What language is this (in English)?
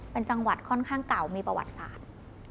Thai